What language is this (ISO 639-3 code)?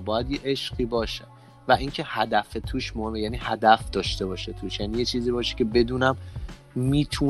fas